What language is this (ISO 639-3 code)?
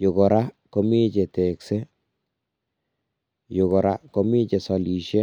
kln